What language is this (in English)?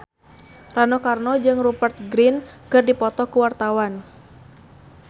Sundanese